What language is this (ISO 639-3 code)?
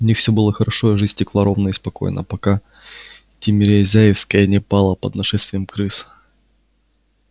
rus